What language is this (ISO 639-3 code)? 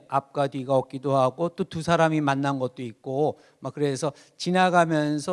kor